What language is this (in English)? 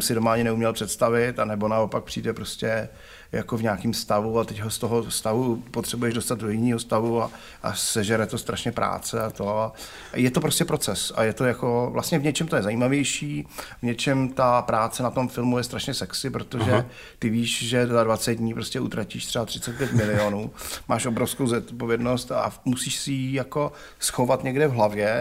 Czech